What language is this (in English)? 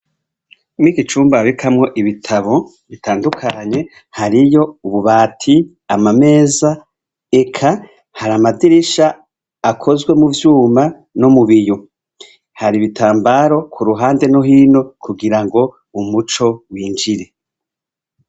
Rundi